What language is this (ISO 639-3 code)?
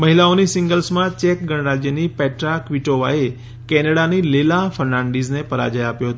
guj